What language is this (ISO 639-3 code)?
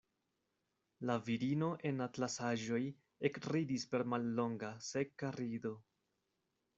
epo